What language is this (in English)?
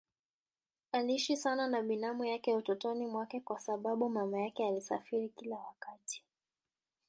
Swahili